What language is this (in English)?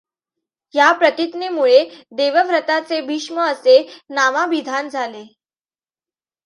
Marathi